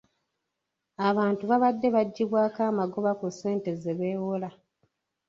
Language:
Ganda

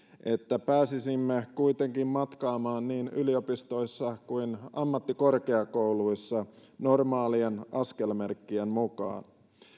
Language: Finnish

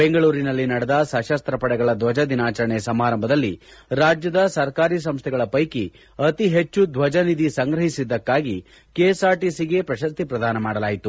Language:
Kannada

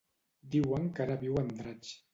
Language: Catalan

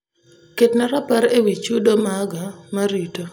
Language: Luo (Kenya and Tanzania)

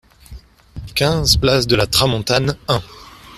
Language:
French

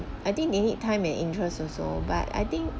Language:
English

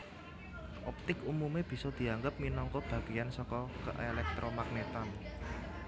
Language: Javanese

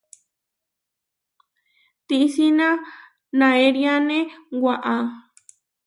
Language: Huarijio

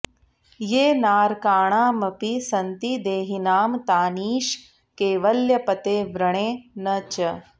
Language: Sanskrit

